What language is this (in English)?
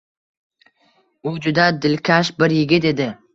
Uzbek